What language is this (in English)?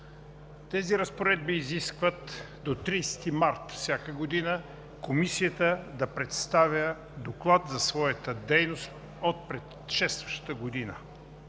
Bulgarian